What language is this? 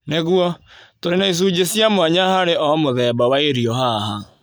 Kikuyu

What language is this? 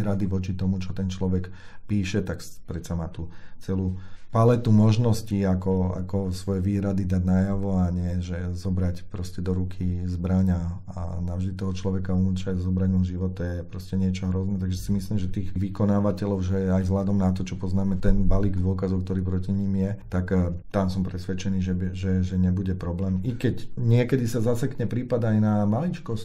Slovak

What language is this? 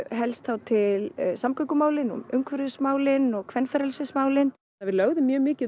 Icelandic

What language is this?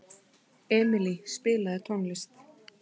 Icelandic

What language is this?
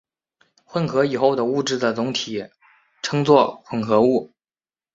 Chinese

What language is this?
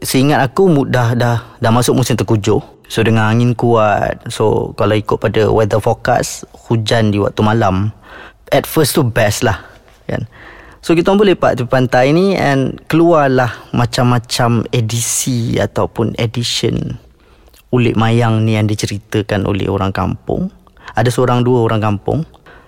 Malay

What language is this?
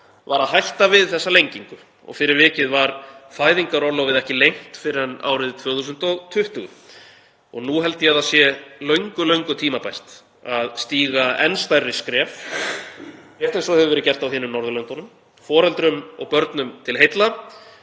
Icelandic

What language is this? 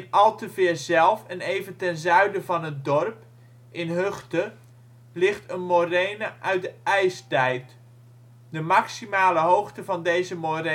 Dutch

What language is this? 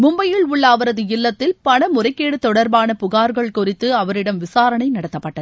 Tamil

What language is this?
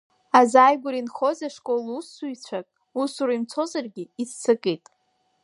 Abkhazian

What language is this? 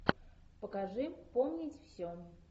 Russian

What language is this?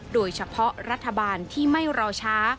Thai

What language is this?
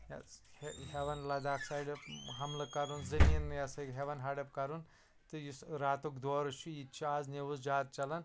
Kashmiri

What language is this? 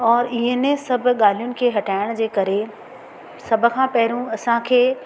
Sindhi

